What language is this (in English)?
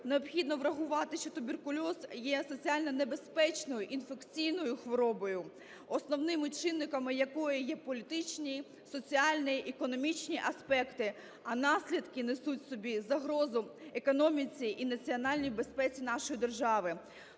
Ukrainian